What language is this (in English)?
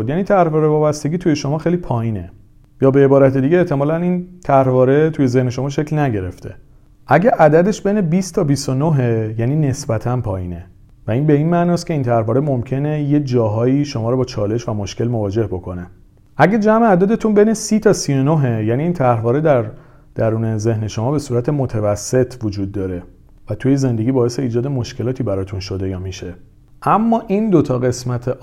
Persian